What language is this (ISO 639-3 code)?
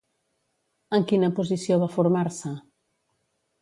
cat